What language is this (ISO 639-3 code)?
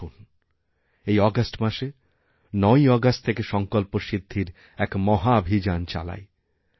ben